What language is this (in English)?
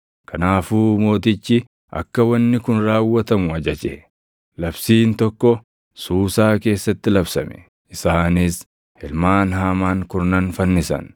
Oromo